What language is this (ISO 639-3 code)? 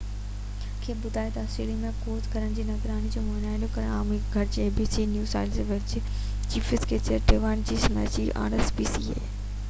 snd